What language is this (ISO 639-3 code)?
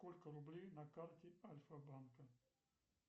rus